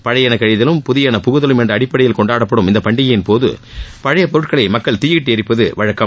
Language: Tamil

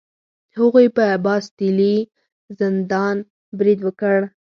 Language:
Pashto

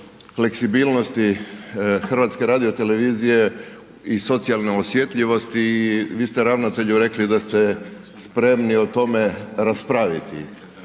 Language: Croatian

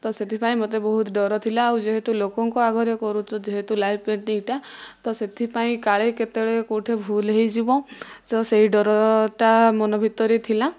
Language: Odia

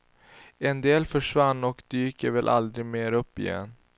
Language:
Swedish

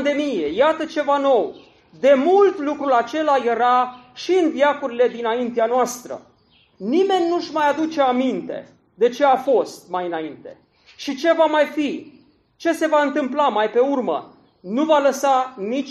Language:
Romanian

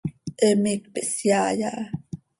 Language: Seri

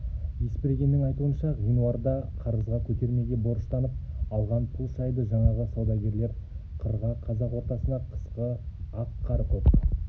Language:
Kazakh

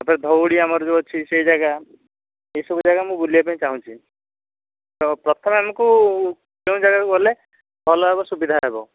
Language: Odia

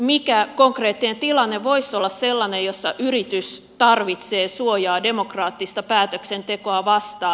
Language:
Finnish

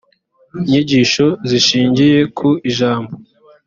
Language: Kinyarwanda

